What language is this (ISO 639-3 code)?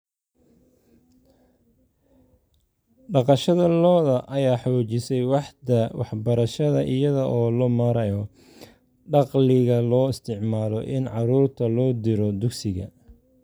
som